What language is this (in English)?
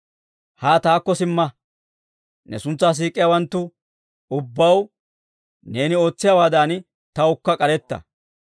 Dawro